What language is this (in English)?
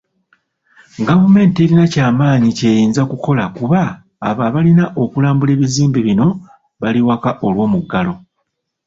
Ganda